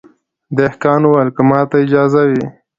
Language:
Pashto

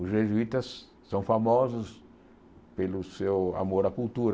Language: Portuguese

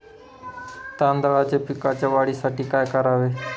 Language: Marathi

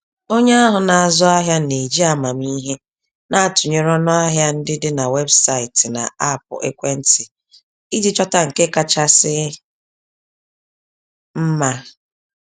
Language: Igbo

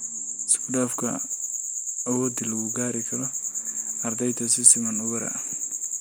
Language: Somali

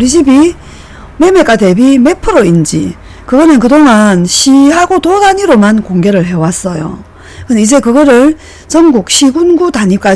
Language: Korean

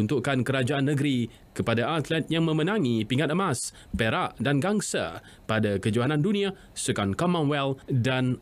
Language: Malay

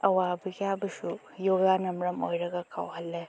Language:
Manipuri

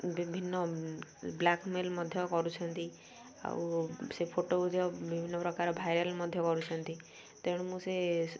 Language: Odia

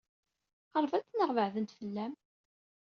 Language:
Kabyle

